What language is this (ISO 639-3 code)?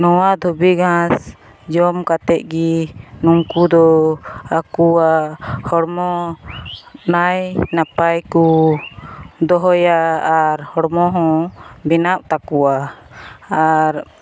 sat